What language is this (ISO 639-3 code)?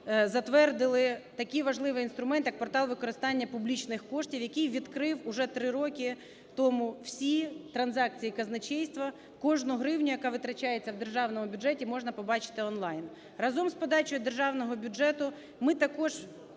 ukr